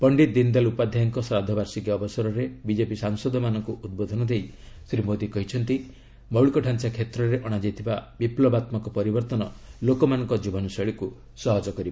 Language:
Odia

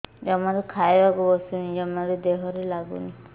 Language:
Odia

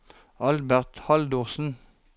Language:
Norwegian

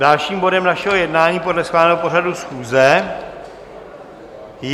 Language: Czech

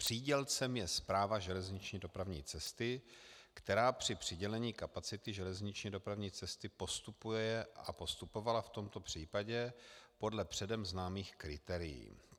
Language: Czech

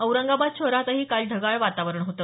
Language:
Marathi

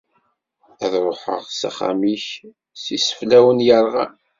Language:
Kabyle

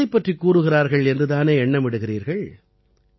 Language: Tamil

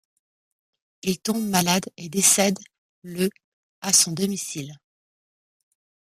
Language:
French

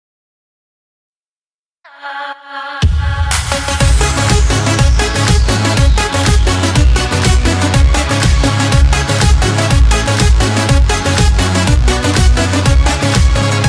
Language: Persian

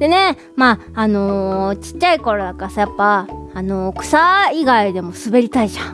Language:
Japanese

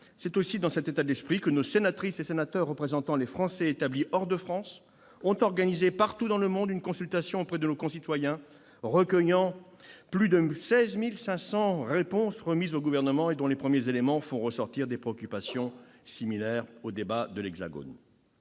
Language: French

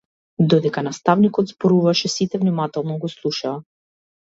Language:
Macedonian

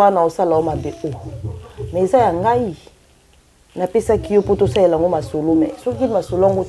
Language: French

